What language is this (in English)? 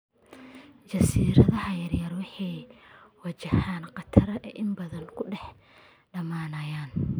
Somali